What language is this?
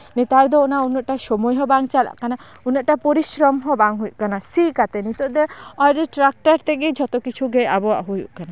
Santali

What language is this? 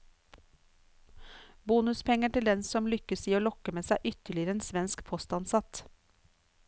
Norwegian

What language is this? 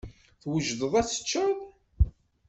Kabyle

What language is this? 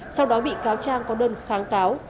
Vietnamese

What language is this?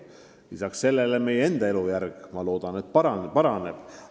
Estonian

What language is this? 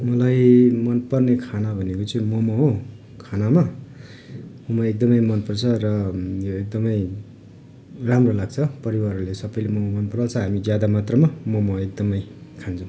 Nepali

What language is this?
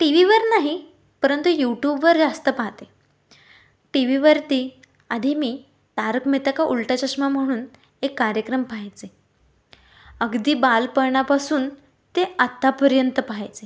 Marathi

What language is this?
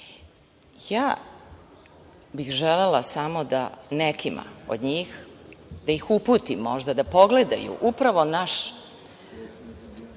Serbian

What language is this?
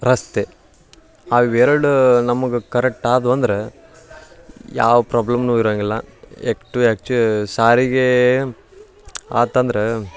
Kannada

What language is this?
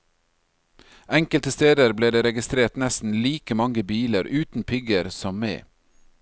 Norwegian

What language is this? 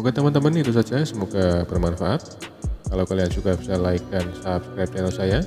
Indonesian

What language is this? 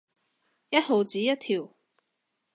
Cantonese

